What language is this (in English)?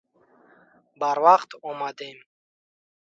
Tajik